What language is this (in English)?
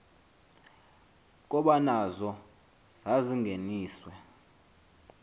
Xhosa